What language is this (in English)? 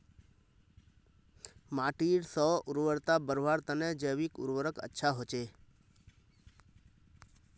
Magahi